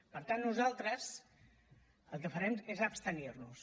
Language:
Catalan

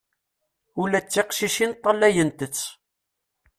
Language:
Kabyle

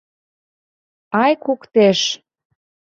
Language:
Mari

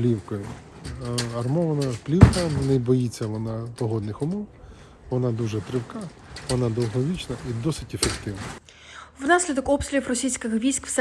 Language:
Ukrainian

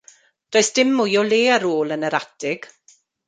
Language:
Welsh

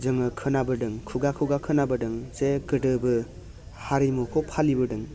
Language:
Bodo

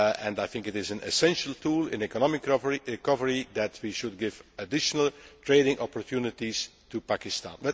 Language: English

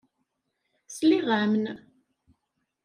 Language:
Kabyle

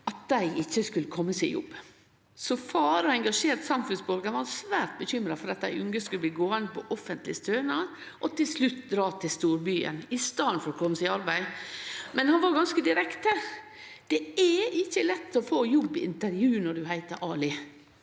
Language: Norwegian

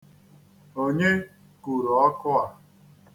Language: Igbo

